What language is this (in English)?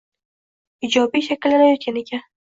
Uzbek